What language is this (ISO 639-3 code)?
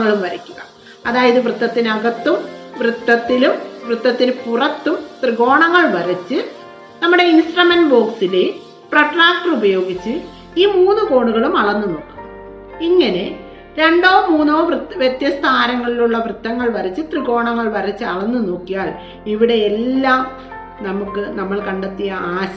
mal